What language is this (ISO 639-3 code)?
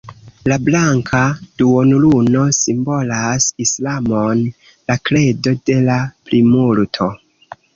epo